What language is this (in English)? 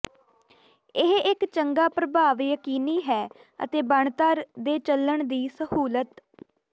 Punjabi